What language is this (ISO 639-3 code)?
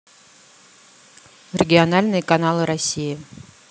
rus